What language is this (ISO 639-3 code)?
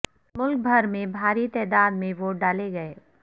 urd